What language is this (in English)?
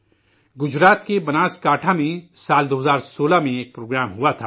Urdu